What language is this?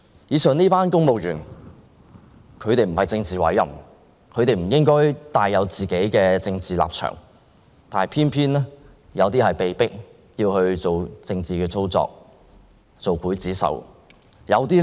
Cantonese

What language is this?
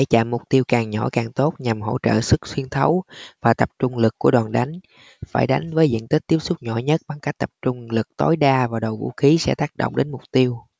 Vietnamese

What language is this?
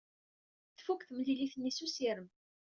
Kabyle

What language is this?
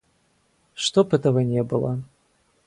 Russian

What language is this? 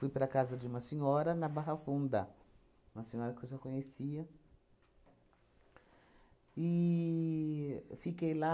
Portuguese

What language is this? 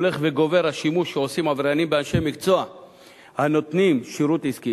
Hebrew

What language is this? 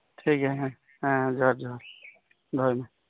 Santali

